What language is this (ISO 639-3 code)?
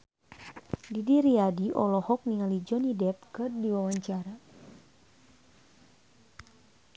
sun